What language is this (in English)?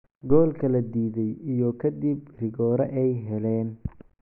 Somali